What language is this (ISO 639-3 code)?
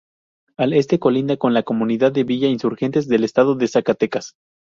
spa